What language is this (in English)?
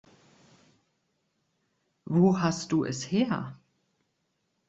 German